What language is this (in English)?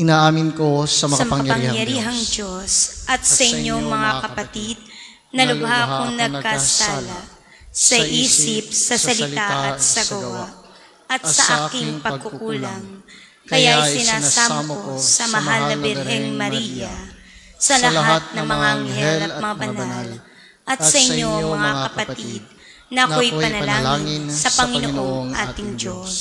Filipino